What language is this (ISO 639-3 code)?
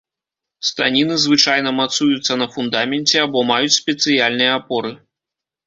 bel